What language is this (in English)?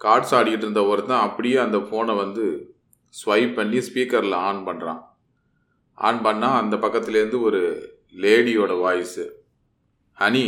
Tamil